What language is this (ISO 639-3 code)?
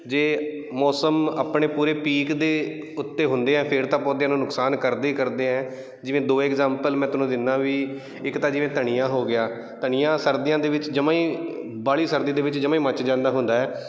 pan